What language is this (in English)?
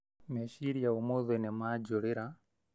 Kikuyu